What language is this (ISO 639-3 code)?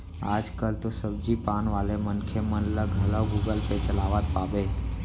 hne